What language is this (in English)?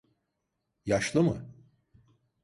Turkish